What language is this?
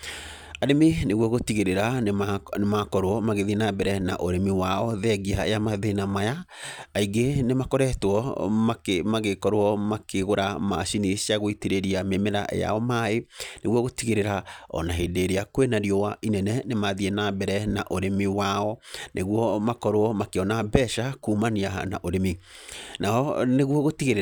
Kikuyu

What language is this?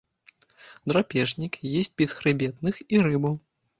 Belarusian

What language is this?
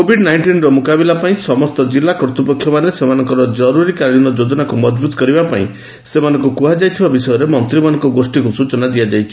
Odia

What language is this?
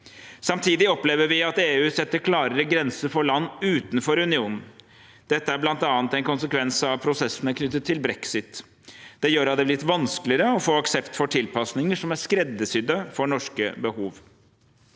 Norwegian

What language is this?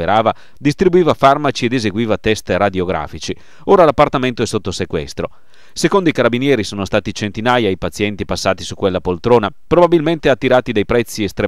Italian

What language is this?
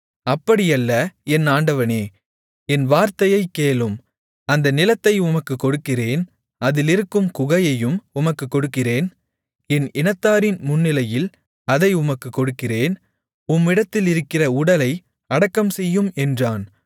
Tamil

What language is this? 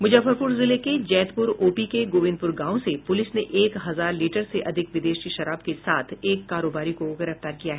Hindi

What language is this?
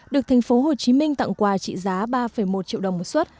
Vietnamese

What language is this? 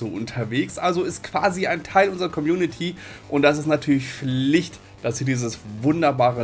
German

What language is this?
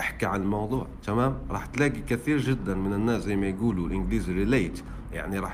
Arabic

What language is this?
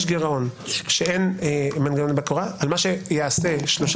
Hebrew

